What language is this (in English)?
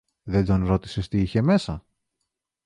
Greek